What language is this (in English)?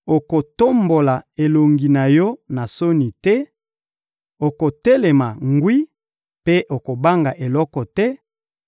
Lingala